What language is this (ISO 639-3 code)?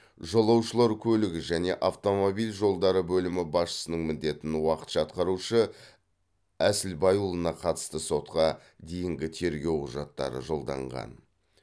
kaz